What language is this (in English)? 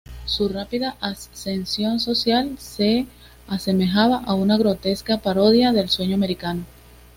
Spanish